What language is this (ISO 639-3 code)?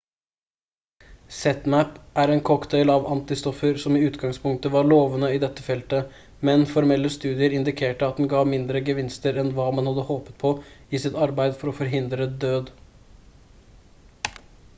nob